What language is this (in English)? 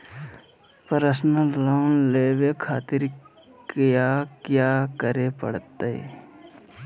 Magahi